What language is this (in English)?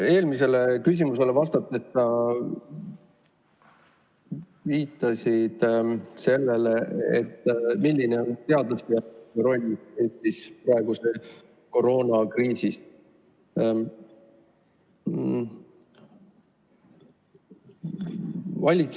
Estonian